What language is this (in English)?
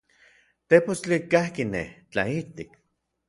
Orizaba Nahuatl